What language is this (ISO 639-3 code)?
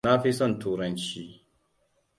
hau